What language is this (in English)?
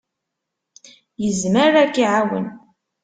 Kabyle